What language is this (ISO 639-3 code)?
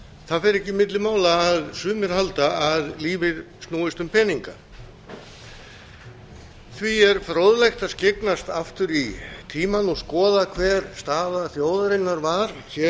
isl